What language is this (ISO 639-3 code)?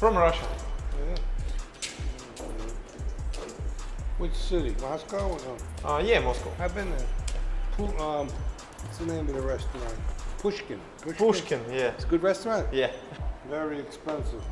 rus